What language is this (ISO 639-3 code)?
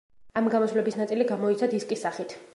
kat